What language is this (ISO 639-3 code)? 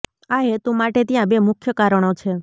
guj